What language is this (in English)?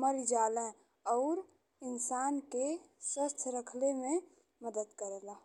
Bhojpuri